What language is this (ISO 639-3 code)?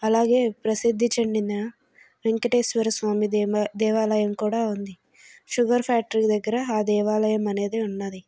tel